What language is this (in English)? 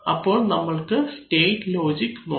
Malayalam